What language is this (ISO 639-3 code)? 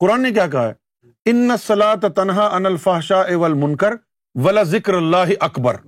urd